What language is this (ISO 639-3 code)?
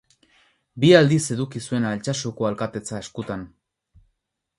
eus